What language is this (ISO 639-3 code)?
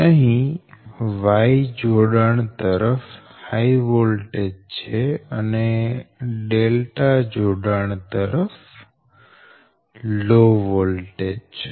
guj